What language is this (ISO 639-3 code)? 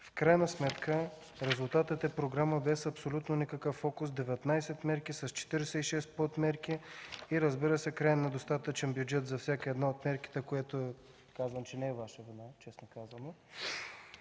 bul